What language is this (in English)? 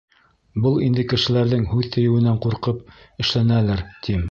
Bashkir